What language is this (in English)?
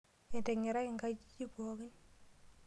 Masai